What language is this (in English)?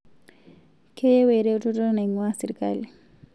Masai